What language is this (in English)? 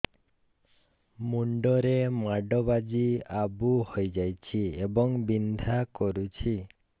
Odia